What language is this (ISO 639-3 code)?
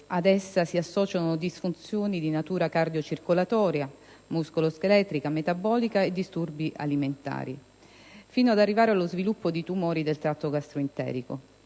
ita